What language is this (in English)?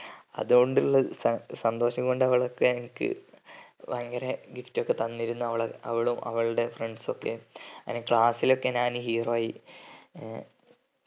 Malayalam